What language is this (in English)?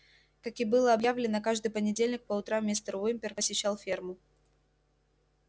Russian